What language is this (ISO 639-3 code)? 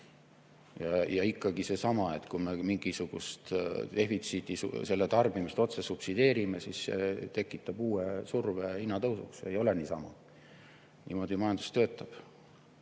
est